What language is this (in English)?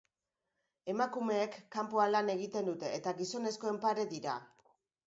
Basque